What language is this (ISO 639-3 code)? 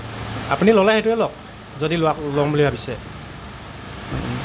asm